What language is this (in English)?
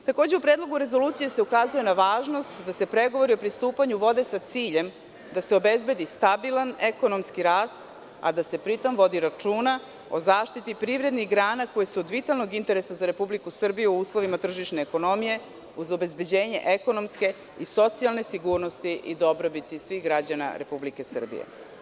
Serbian